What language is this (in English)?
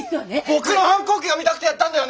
Japanese